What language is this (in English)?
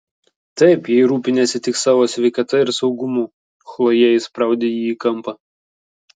Lithuanian